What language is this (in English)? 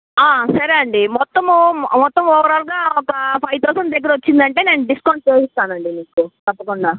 Telugu